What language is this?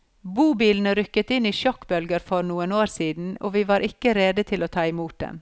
Norwegian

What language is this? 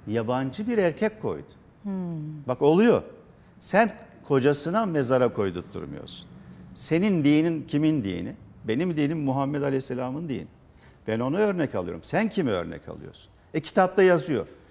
Turkish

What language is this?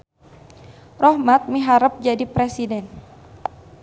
Sundanese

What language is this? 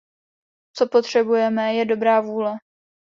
Czech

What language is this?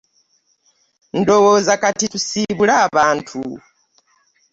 Ganda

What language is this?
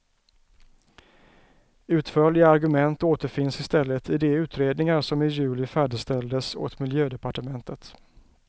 Swedish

